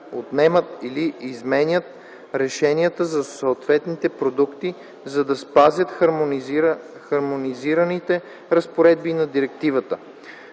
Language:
Bulgarian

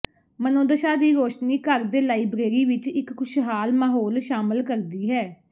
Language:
Punjabi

